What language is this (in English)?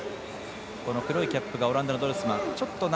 Japanese